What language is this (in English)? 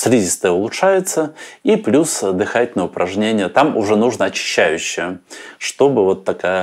Russian